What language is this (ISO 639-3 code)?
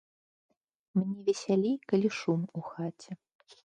bel